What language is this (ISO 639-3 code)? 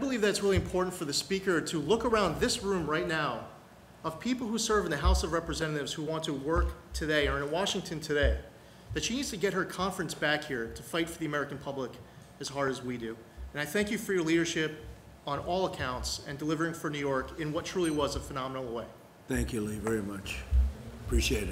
eng